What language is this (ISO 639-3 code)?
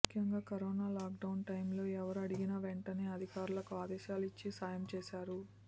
tel